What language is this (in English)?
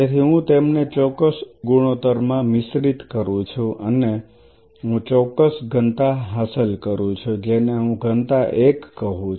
Gujarati